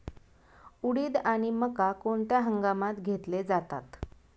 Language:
Marathi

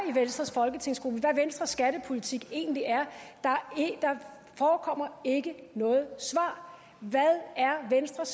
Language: Danish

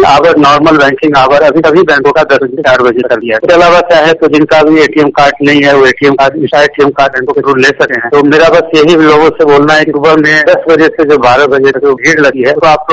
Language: Gujarati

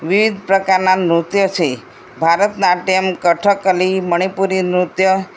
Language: Gujarati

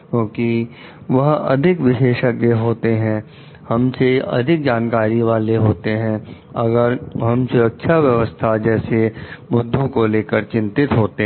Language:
Hindi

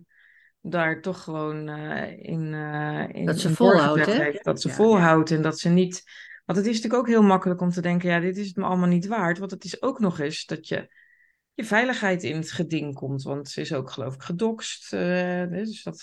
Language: Dutch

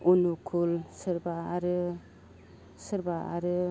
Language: Bodo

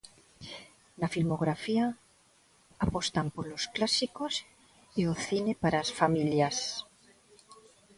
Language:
Galician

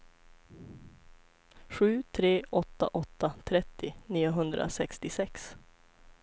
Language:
Swedish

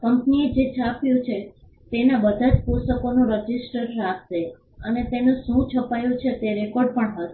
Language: Gujarati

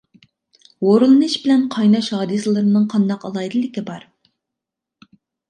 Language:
Uyghur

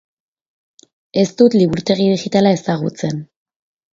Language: Basque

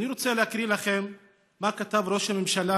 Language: Hebrew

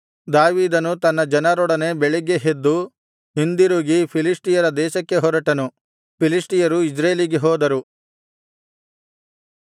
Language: Kannada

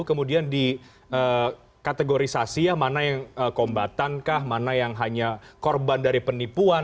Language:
Indonesian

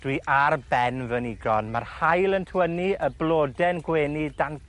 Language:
Welsh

